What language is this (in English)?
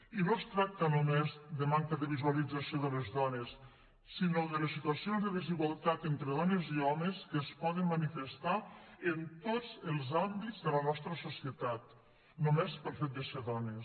Catalan